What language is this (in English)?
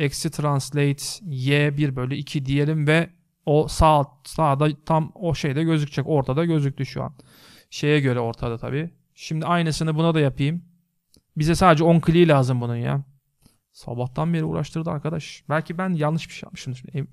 Turkish